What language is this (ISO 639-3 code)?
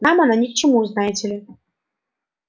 rus